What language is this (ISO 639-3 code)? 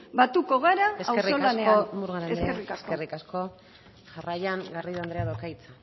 eus